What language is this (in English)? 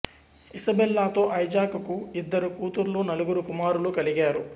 Telugu